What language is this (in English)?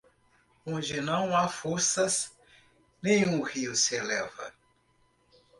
Portuguese